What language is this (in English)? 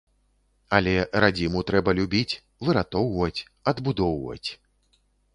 Belarusian